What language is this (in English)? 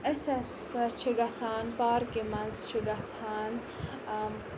Kashmiri